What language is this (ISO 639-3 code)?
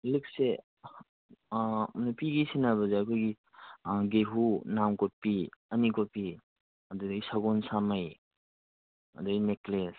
mni